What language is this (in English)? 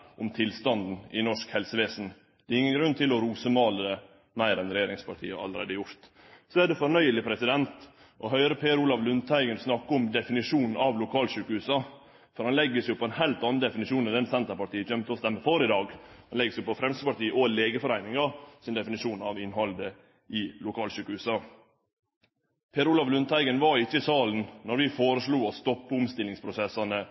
Norwegian Nynorsk